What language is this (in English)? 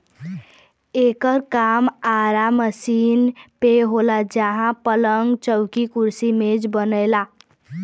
Bhojpuri